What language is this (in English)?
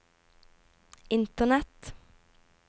Norwegian